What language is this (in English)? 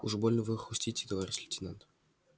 Russian